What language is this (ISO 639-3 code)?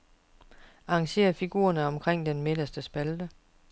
dan